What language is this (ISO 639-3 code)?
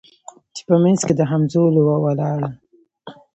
pus